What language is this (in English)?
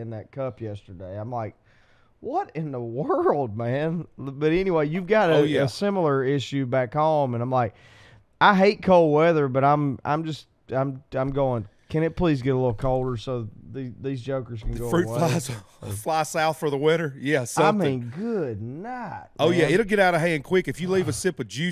English